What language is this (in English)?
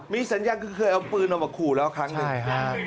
Thai